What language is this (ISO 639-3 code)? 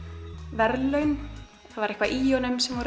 isl